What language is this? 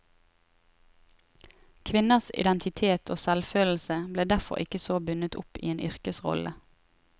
Norwegian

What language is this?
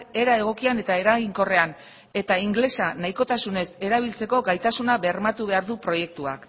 Basque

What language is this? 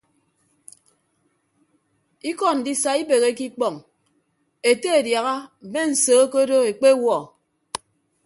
Ibibio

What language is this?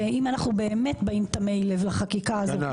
Hebrew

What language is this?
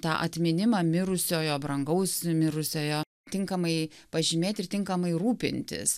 Lithuanian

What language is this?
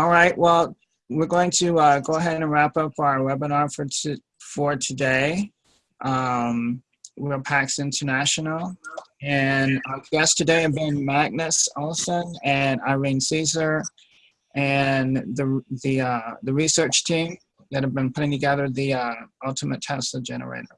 English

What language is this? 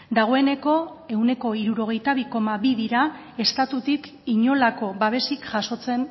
Basque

